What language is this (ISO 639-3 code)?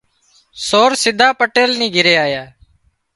kxp